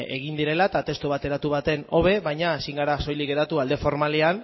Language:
Basque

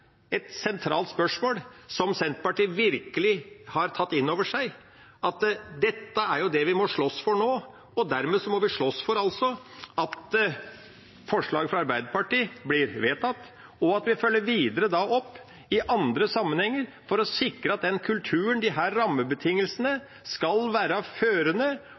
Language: Norwegian Bokmål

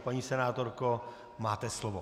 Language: Czech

